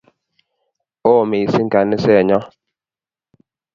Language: Kalenjin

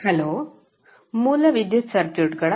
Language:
Kannada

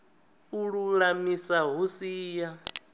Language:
Venda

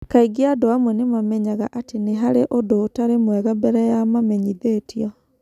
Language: Kikuyu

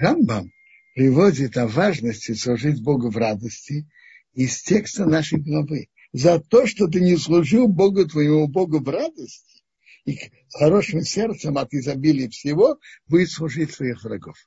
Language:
Russian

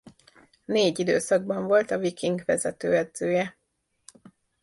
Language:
Hungarian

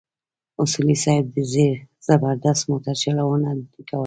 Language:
Pashto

